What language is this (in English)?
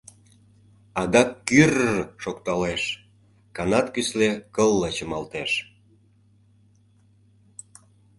Mari